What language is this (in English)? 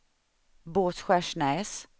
Swedish